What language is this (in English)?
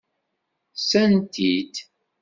Kabyle